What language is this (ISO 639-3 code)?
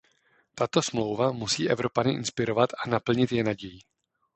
ces